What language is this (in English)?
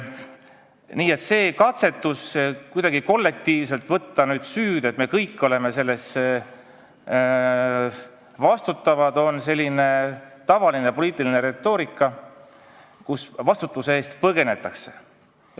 Estonian